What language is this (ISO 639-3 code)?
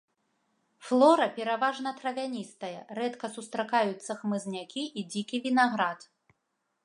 bel